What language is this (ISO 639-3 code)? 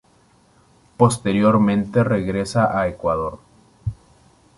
spa